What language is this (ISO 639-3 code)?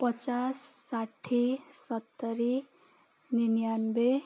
nep